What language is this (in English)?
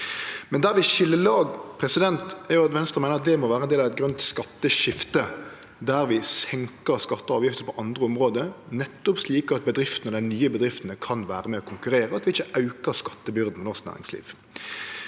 Norwegian